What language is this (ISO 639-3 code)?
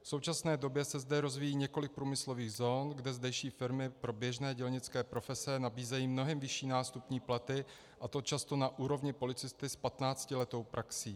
ces